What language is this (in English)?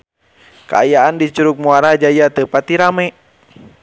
Sundanese